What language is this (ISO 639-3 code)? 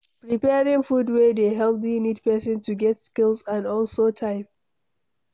pcm